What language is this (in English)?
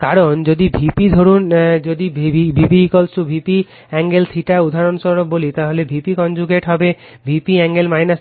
Bangla